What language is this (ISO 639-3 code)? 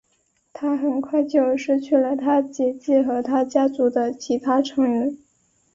zho